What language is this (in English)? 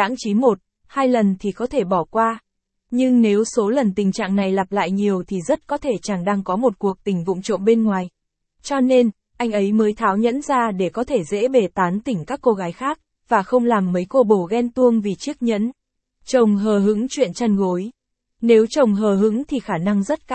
Vietnamese